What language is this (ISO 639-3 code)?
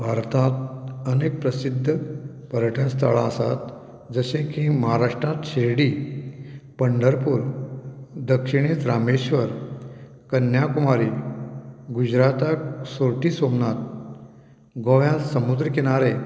kok